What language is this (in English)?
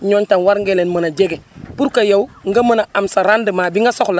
Wolof